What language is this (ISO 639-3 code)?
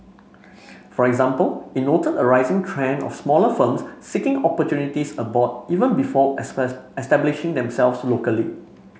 eng